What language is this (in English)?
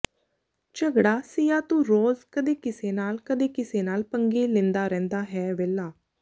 Punjabi